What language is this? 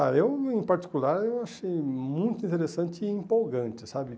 Portuguese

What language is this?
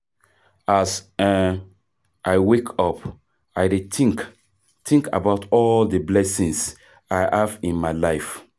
Nigerian Pidgin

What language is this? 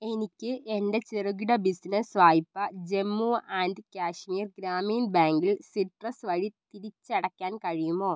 Malayalam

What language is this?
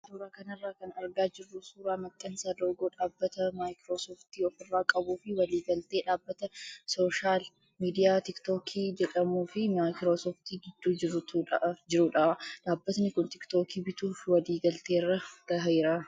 Oromo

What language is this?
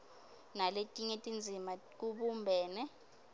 Swati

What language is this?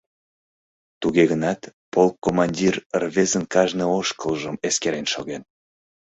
Mari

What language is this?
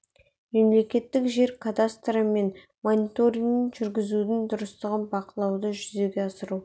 Kazakh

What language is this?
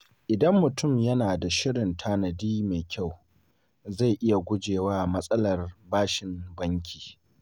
Hausa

